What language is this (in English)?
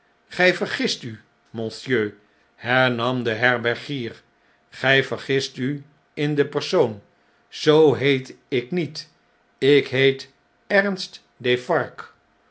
Dutch